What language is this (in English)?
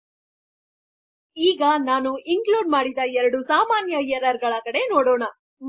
Kannada